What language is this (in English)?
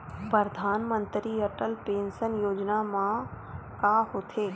Chhattisgarhi